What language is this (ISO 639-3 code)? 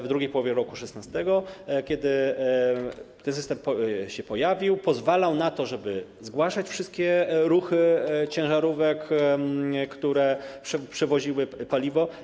pol